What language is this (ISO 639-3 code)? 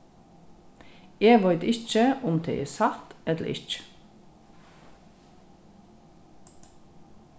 fao